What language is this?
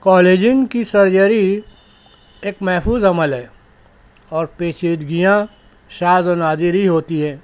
Urdu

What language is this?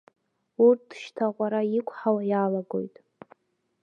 Abkhazian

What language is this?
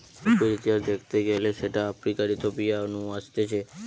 Bangla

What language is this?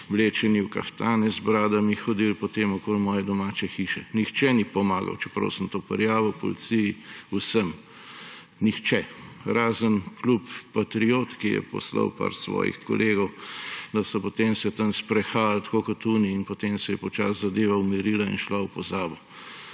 Slovenian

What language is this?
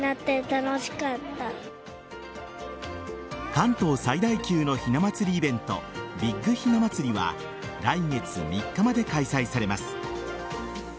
Japanese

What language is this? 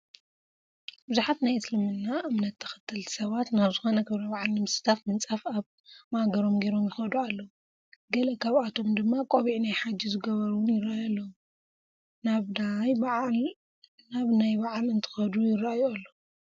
Tigrinya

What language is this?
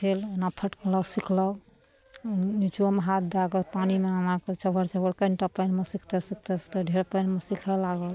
Maithili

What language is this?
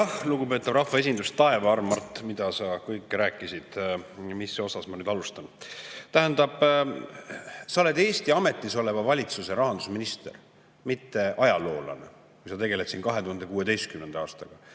Estonian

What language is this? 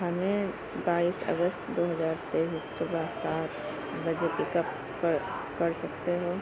Urdu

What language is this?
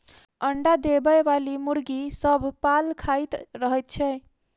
Maithili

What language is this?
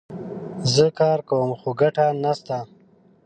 Pashto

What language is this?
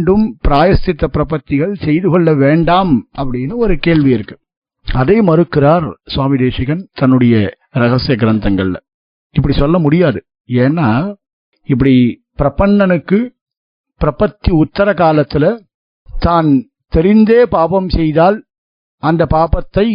Tamil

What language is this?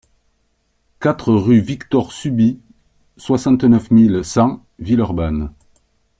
French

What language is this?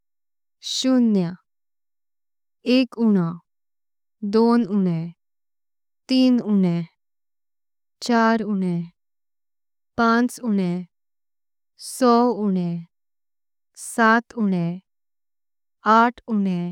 Konkani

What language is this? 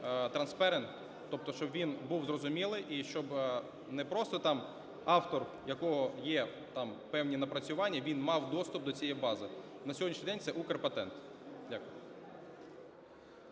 Ukrainian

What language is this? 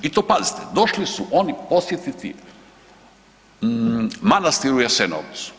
Croatian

